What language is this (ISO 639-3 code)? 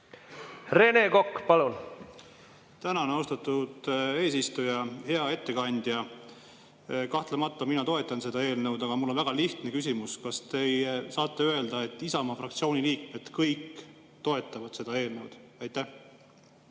est